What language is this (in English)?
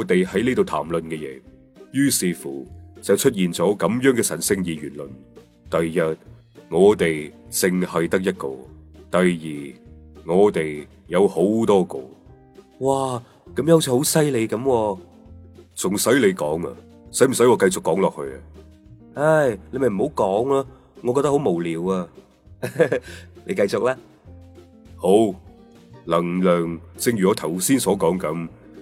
Chinese